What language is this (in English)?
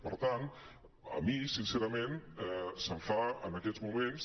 Catalan